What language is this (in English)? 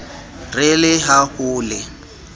Southern Sotho